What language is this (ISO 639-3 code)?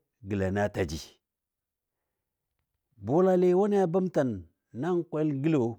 dbd